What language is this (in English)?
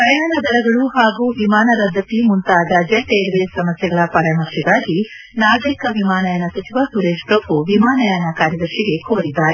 Kannada